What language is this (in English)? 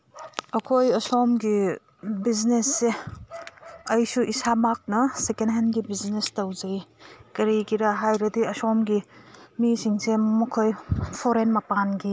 Manipuri